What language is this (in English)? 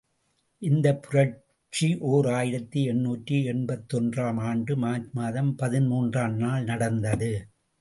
Tamil